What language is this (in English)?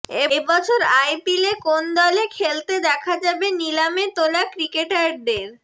Bangla